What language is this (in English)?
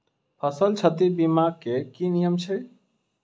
Maithili